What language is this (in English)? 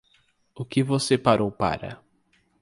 Portuguese